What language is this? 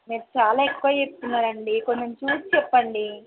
Telugu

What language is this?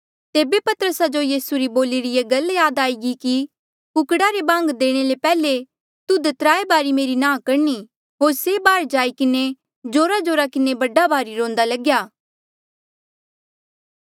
Mandeali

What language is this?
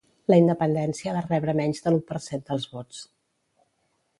Catalan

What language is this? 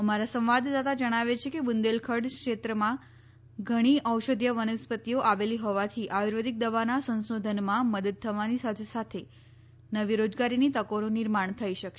Gujarati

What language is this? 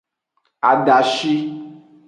Aja (Benin)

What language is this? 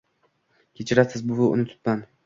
Uzbek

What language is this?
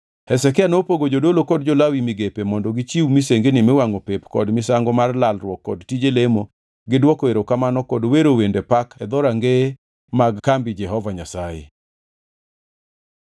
Luo (Kenya and Tanzania)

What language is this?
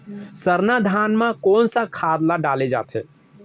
Chhattisgarhi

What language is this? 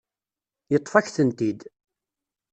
Kabyle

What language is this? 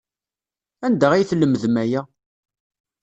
Kabyle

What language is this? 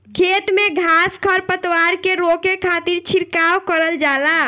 Bhojpuri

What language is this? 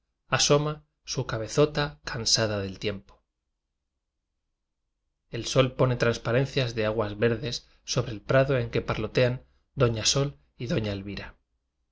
Spanish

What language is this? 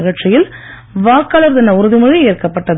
Tamil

